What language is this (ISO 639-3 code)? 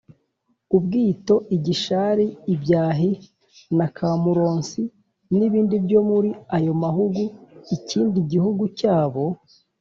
kin